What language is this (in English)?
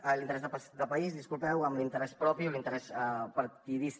Catalan